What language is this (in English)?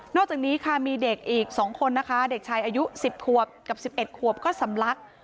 Thai